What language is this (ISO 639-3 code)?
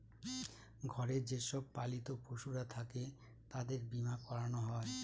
ben